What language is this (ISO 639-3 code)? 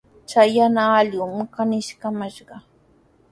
qws